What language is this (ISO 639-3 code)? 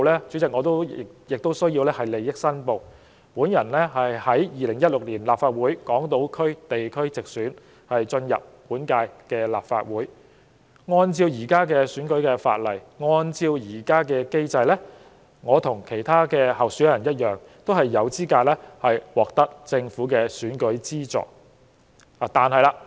yue